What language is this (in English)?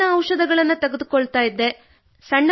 Kannada